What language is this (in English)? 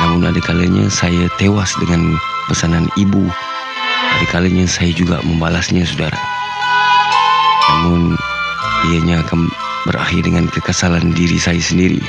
Malay